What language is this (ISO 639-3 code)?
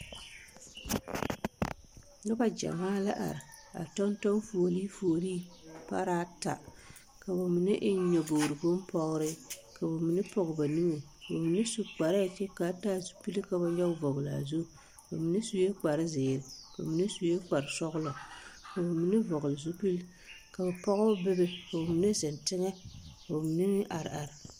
dga